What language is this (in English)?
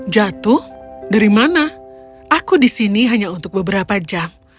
Indonesian